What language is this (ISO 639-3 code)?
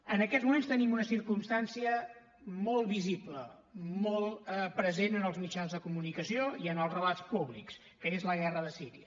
cat